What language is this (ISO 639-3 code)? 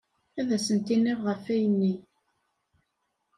kab